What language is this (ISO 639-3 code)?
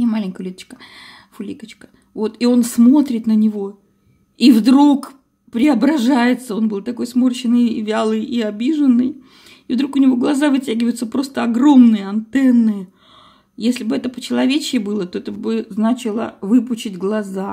rus